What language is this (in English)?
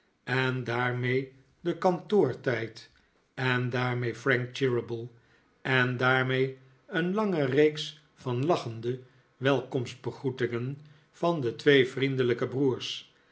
Dutch